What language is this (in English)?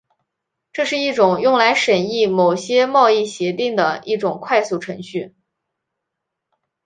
Chinese